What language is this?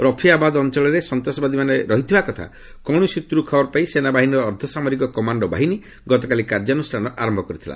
Odia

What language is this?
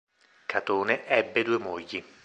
Italian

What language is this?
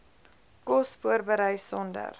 Afrikaans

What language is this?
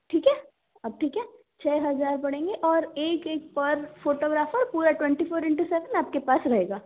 Hindi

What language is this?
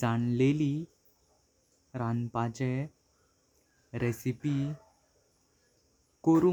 Konkani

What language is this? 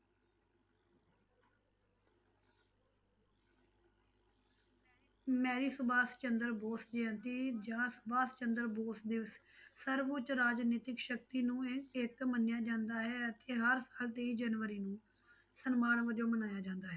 Punjabi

